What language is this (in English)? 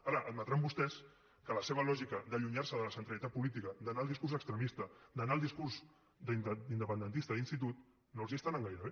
Catalan